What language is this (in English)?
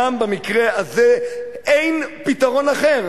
Hebrew